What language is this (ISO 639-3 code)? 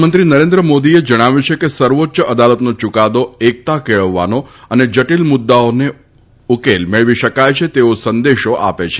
guj